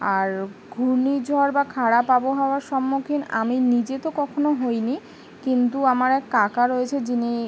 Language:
Bangla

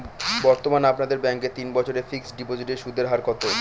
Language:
Bangla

